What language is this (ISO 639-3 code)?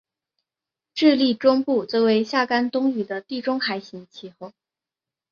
zho